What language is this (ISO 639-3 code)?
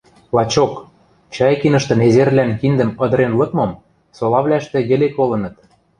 mrj